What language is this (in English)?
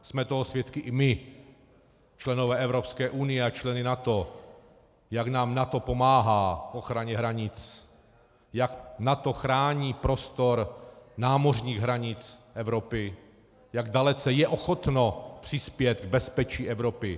Czech